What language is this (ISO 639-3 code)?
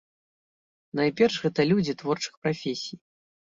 bel